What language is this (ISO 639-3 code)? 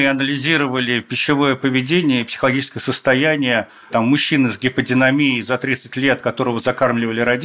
rus